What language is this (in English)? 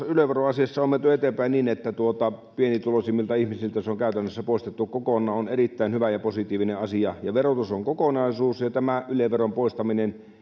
Finnish